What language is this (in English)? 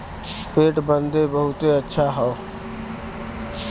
Bhojpuri